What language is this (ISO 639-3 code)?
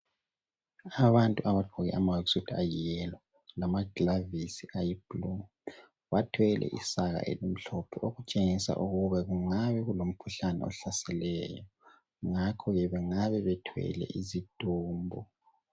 nde